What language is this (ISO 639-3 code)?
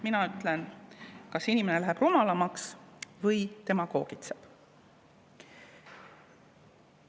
est